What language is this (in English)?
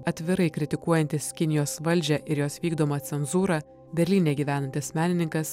Lithuanian